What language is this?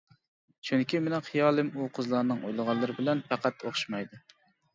Uyghur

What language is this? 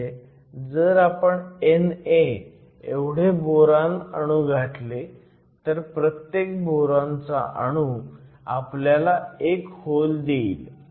Marathi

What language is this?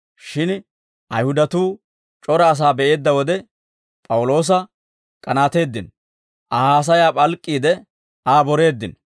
Dawro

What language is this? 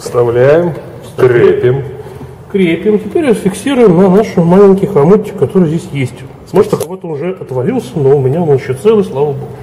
Russian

